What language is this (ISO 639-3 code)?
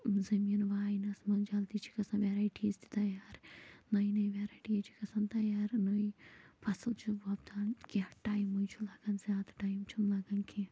kas